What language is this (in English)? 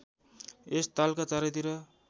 Nepali